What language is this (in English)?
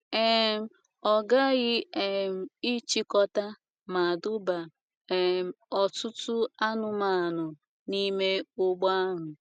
Igbo